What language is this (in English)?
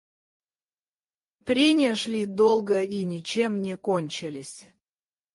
Russian